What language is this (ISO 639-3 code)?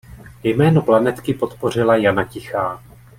ces